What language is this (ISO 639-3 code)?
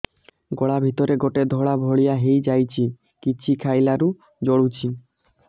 ori